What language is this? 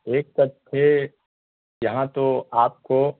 Urdu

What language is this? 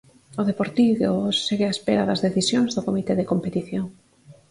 Galician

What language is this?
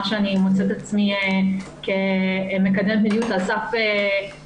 Hebrew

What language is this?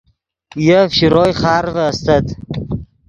Yidgha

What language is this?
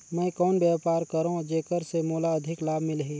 Chhattisgarhi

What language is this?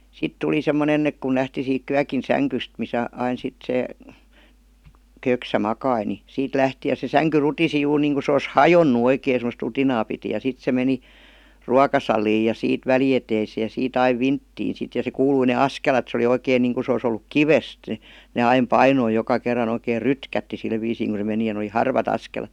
Finnish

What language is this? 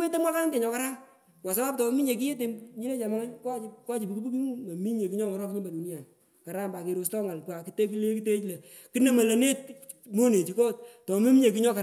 Pökoot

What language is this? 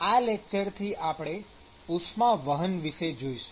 Gujarati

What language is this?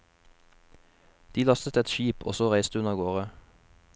Norwegian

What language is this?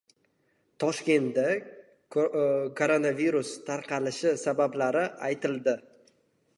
Uzbek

